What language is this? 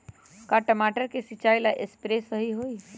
Magahi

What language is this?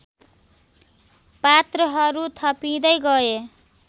Nepali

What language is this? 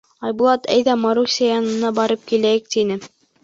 Bashkir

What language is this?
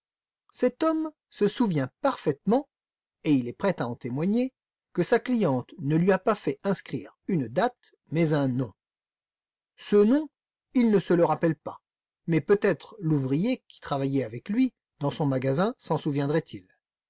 French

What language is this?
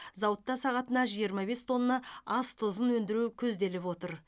Kazakh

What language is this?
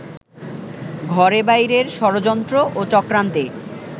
Bangla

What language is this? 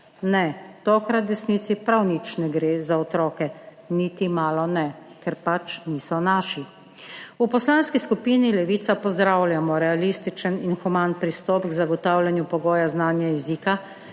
Slovenian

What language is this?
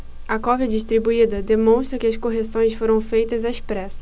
Portuguese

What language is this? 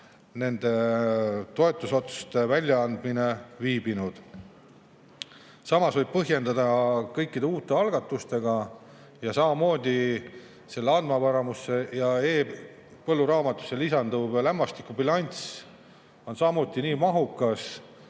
Estonian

